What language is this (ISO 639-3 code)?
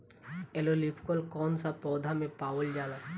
bho